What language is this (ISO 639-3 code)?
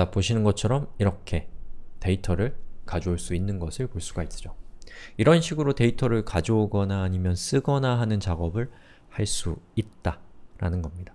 kor